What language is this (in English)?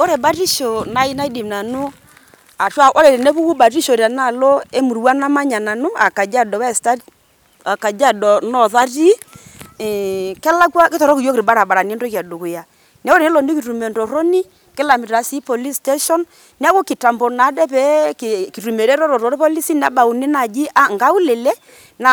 Masai